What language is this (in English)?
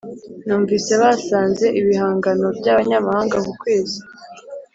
Kinyarwanda